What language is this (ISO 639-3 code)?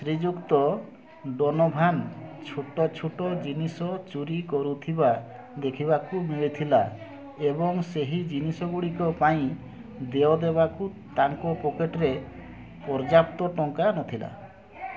ori